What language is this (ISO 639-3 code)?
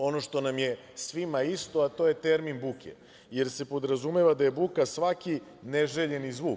srp